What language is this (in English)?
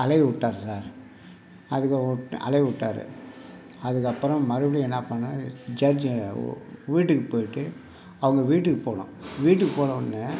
Tamil